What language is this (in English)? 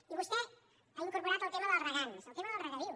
Catalan